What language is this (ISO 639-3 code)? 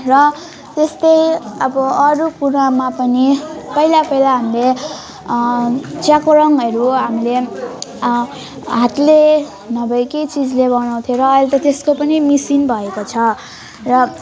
nep